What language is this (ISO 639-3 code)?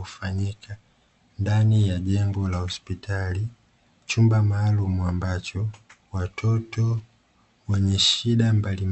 swa